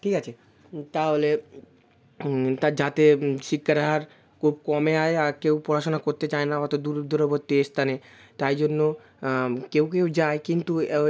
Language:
Bangla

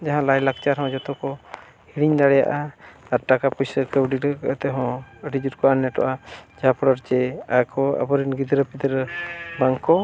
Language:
Santali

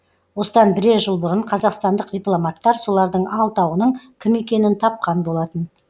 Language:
Kazakh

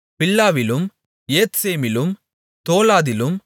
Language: Tamil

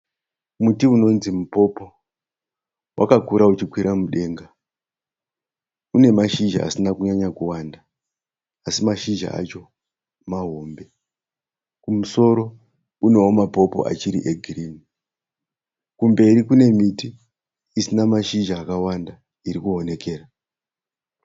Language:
Shona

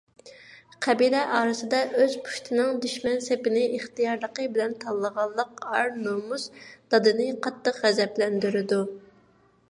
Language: Uyghur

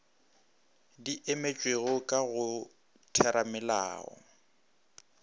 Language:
Northern Sotho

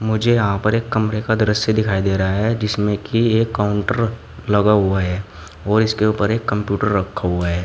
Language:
Hindi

